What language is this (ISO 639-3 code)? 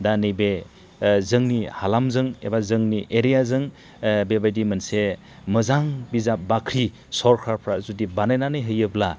brx